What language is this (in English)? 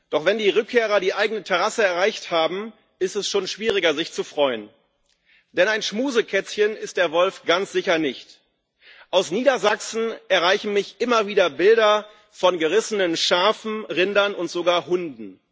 German